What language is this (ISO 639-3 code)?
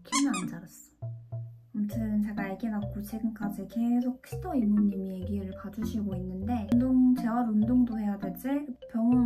kor